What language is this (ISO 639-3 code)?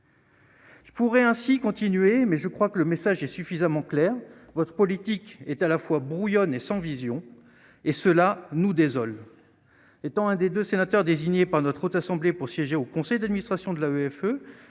fra